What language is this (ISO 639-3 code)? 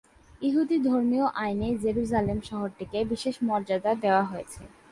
ben